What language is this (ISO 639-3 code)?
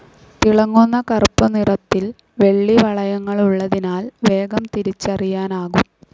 mal